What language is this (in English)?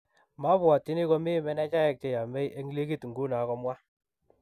Kalenjin